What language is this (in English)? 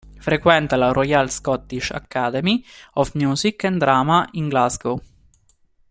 Italian